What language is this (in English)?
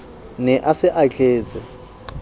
Southern Sotho